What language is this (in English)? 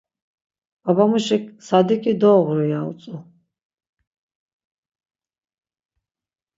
Laz